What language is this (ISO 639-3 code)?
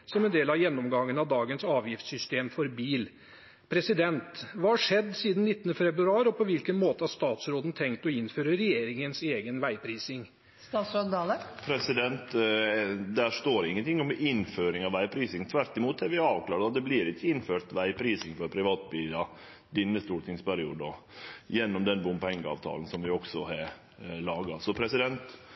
nor